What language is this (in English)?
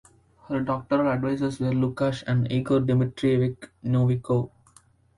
English